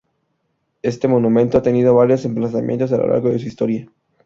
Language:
Spanish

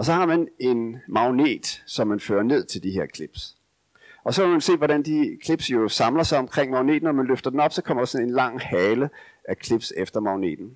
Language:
Danish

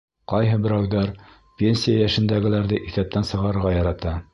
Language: Bashkir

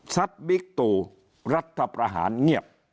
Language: Thai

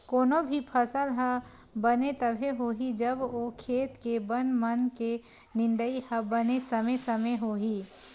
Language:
Chhattisgarhi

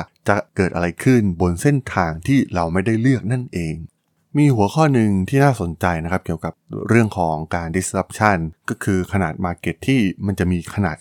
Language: Thai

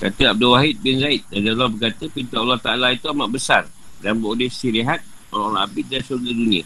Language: Malay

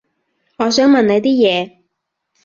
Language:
Cantonese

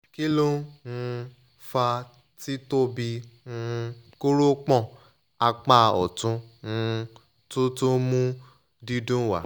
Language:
Yoruba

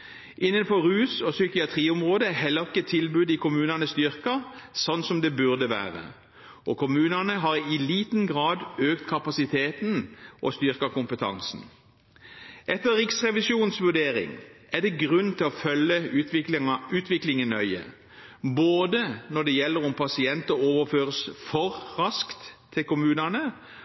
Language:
Norwegian Bokmål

